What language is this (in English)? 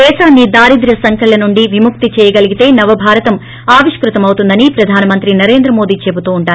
Telugu